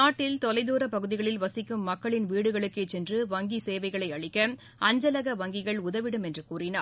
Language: Tamil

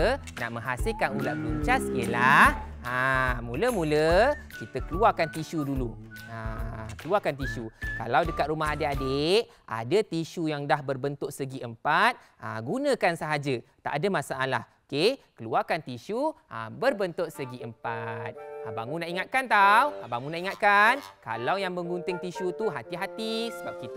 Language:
Malay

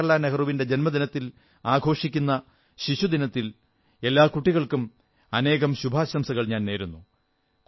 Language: Malayalam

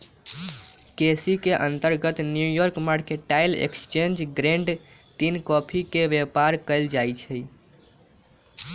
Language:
Magahi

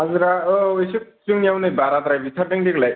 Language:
Bodo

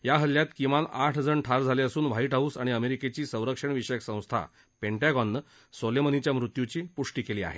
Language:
Marathi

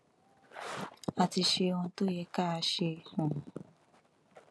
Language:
Yoruba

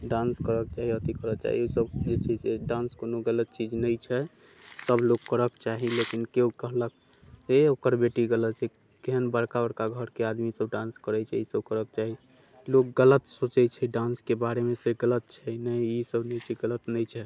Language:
Maithili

